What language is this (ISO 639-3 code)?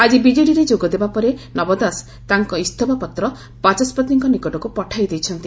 ori